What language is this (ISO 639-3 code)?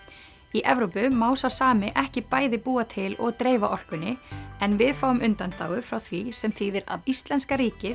isl